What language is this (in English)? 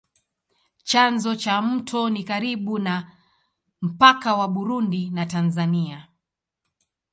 Swahili